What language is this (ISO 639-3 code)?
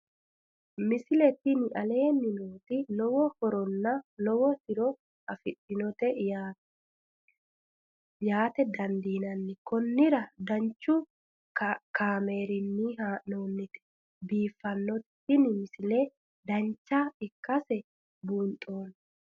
sid